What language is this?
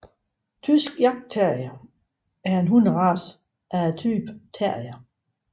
Danish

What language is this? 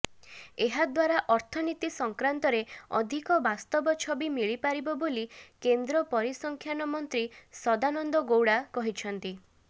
Odia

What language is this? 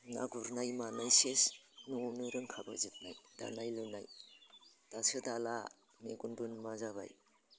Bodo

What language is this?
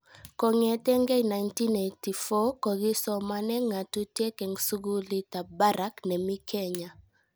Kalenjin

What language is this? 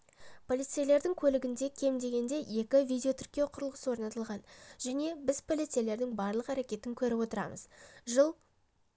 Kazakh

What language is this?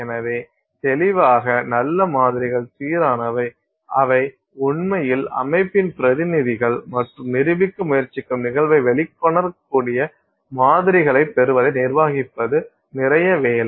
Tamil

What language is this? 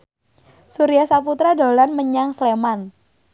Javanese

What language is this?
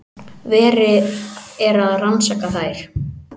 Icelandic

